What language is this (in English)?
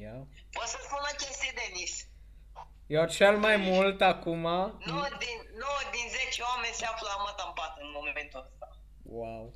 Romanian